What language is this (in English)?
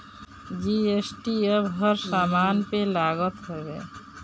Bhojpuri